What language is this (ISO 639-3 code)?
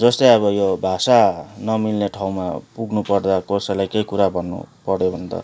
nep